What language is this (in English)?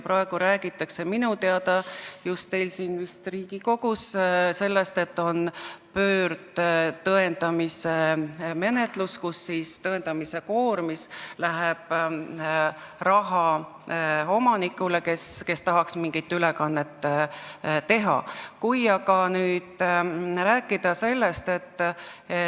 Estonian